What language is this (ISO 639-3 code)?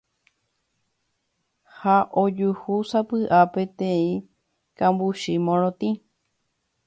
grn